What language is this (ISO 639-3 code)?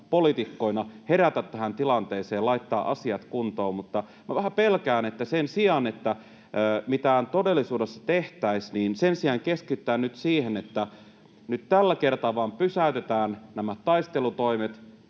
fin